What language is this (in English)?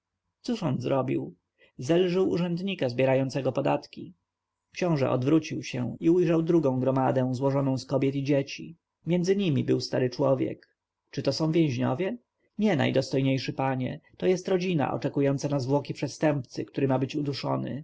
Polish